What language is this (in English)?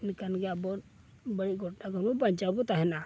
Santali